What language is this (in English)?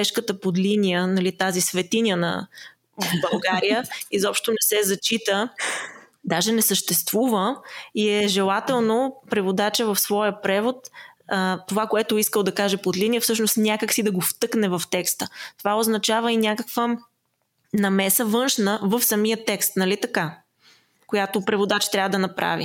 Bulgarian